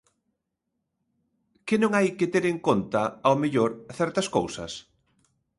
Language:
Galician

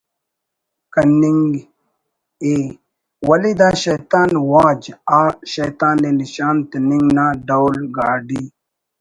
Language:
Brahui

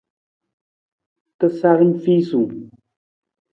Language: Nawdm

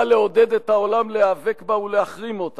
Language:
Hebrew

